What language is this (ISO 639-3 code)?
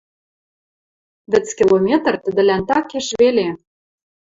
mrj